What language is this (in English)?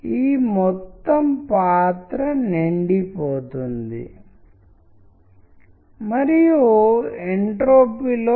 Telugu